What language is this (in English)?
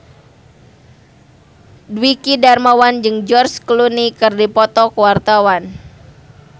Sundanese